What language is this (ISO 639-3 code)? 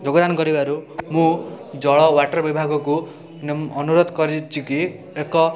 ori